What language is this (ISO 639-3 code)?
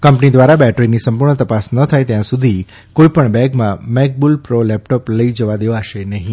guj